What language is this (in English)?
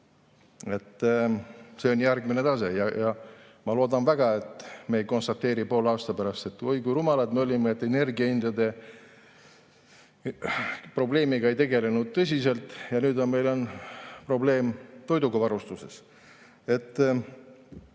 Estonian